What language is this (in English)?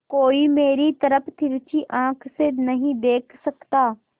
Hindi